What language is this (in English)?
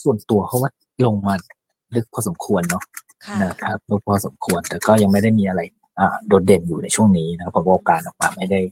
Thai